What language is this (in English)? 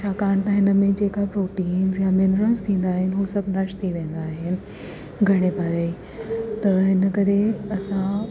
Sindhi